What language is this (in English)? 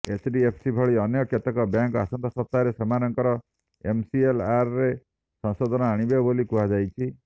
Odia